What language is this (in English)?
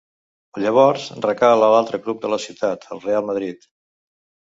Catalan